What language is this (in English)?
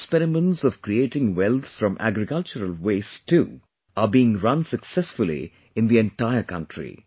English